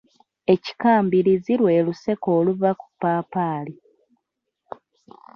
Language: Ganda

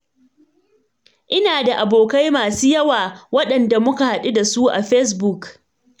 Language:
Hausa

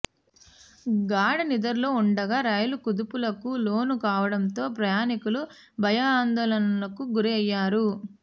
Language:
Telugu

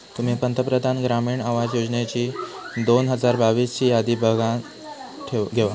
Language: Marathi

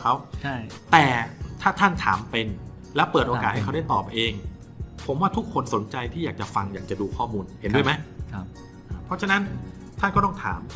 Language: Thai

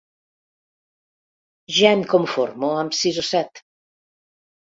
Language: Catalan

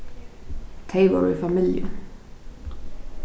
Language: Faroese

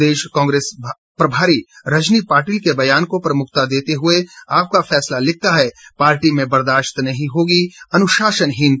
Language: Hindi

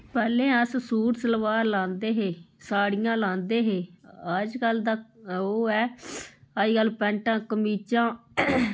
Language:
Dogri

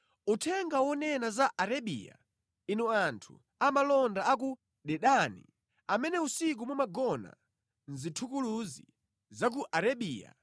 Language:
Nyanja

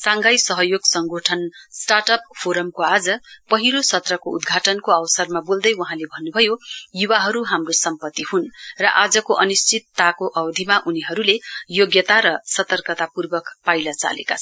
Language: Nepali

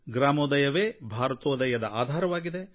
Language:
Kannada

